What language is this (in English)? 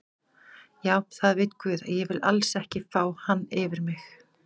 Icelandic